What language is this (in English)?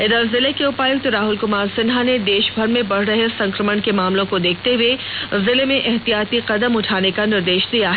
Hindi